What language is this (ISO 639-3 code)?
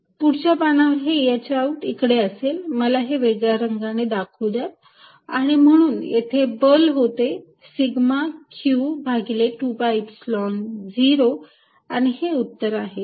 mar